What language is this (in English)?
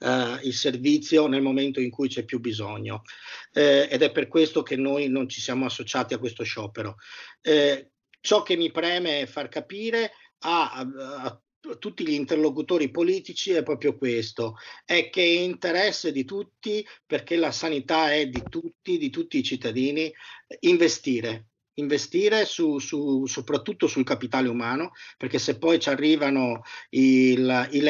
Italian